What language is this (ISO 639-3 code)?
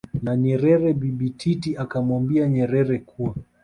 swa